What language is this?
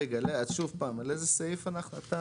Hebrew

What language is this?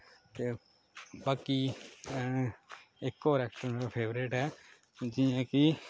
Dogri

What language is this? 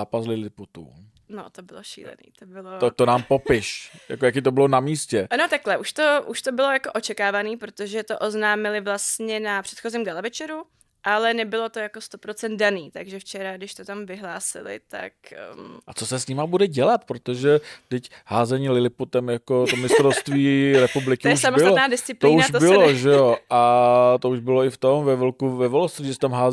Czech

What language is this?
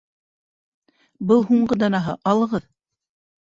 Bashkir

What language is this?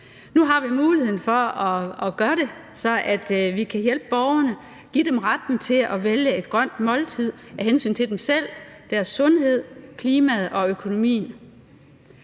Danish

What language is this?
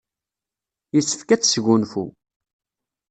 Kabyle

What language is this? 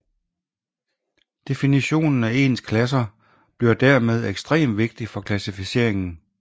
Danish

